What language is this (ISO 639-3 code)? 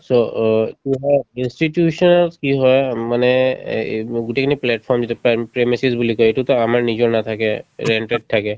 asm